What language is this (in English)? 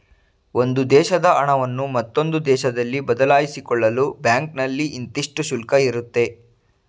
Kannada